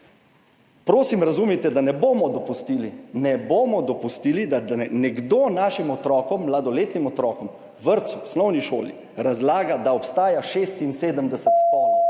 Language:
Slovenian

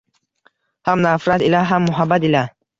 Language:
Uzbek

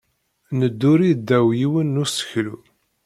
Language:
Kabyle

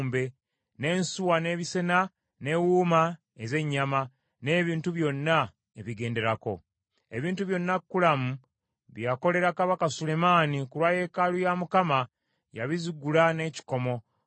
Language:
Ganda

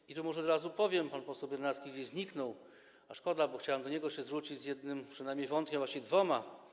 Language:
Polish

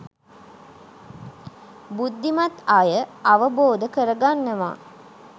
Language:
Sinhala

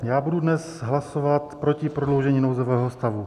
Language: Czech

